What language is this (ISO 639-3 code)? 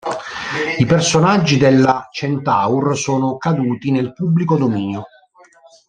ita